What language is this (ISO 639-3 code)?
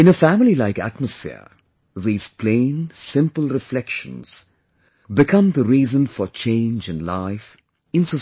eng